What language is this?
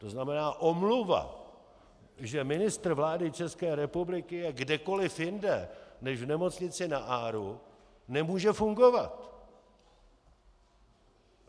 Czech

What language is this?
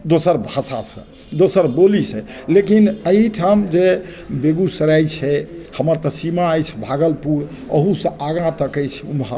Maithili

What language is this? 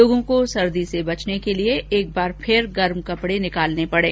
Hindi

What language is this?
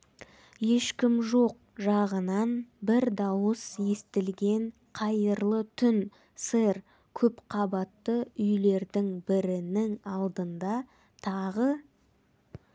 Kazakh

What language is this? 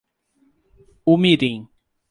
Portuguese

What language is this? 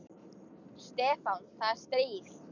Icelandic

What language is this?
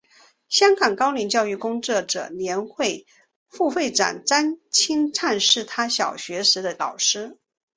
Chinese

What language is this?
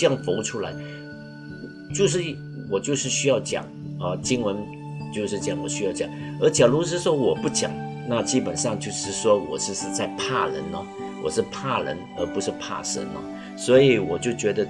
Chinese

